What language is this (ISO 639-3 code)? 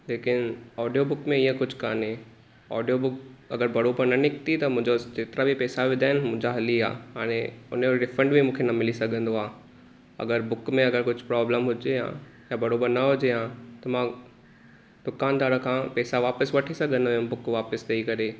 snd